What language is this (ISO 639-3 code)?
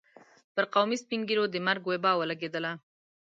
pus